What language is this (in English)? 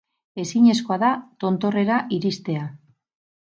Basque